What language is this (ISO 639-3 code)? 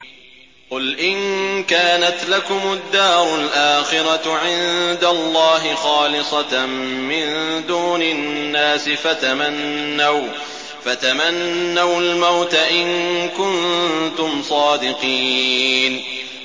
ara